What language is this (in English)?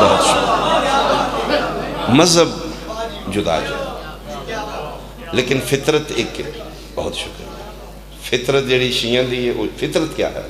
Arabic